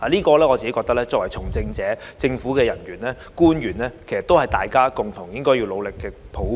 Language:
Cantonese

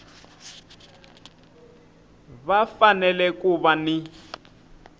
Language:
Tsonga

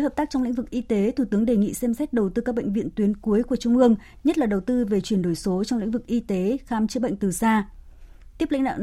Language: Vietnamese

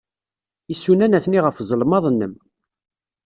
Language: Kabyle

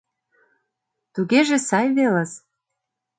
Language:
Mari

